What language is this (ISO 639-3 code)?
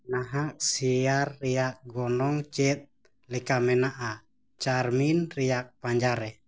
sat